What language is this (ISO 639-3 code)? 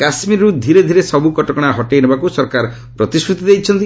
ori